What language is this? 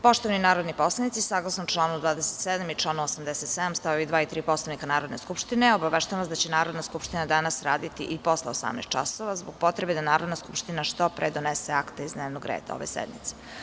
Serbian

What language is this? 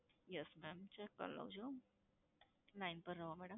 Gujarati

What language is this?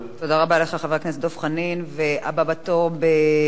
Hebrew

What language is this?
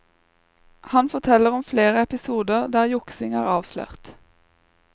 Norwegian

